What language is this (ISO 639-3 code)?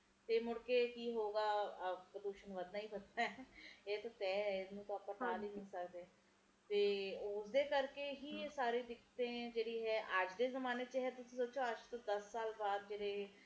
pan